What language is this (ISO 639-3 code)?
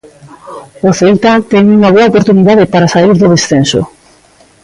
glg